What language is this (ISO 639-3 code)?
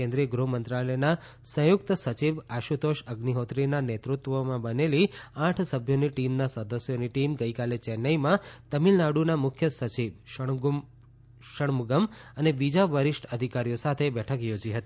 guj